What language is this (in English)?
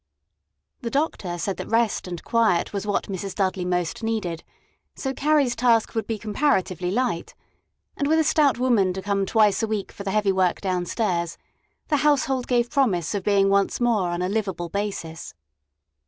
English